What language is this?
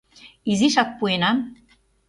Mari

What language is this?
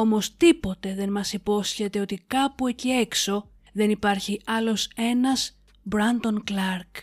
Greek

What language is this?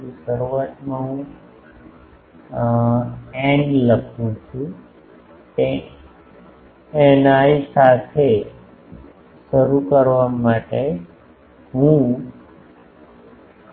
Gujarati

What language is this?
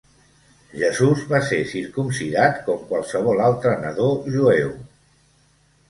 Catalan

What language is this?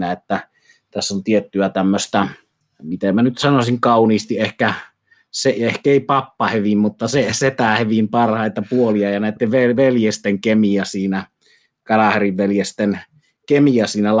Finnish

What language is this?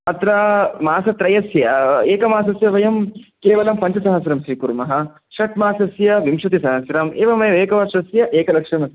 Sanskrit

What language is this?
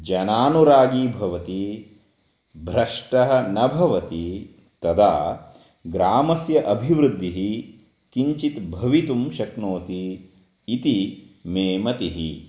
Sanskrit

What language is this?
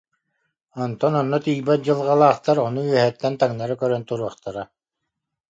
Yakut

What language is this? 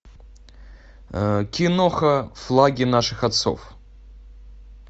Russian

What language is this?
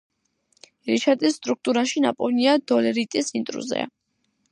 Georgian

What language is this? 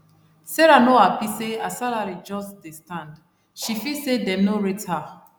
Nigerian Pidgin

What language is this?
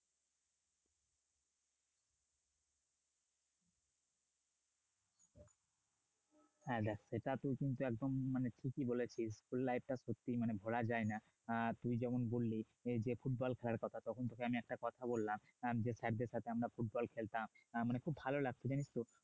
Bangla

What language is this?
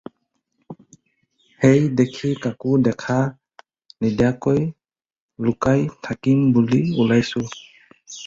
Assamese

